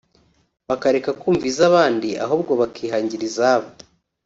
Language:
Kinyarwanda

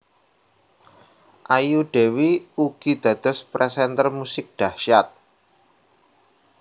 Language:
Javanese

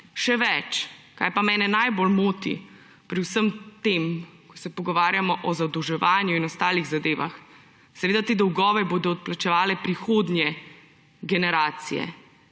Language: Slovenian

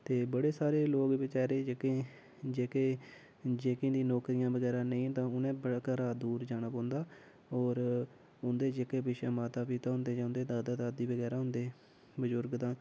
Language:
Dogri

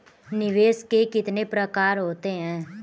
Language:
Hindi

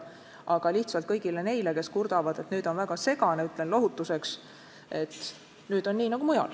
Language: Estonian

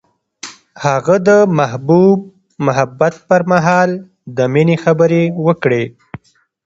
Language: Pashto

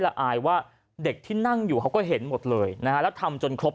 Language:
Thai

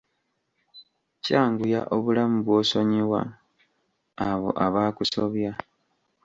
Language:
Ganda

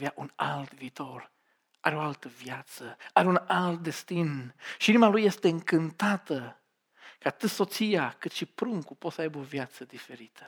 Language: Romanian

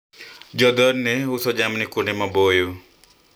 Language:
Luo (Kenya and Tanzania)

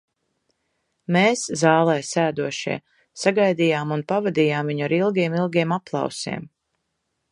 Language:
Latvian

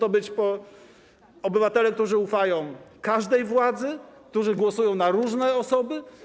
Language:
Polish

